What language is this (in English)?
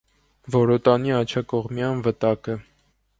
Armenian